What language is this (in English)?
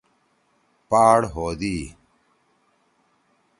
Torwali